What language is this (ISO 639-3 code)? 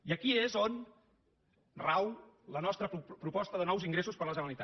cat